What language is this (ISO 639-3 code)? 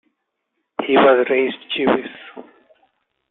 eng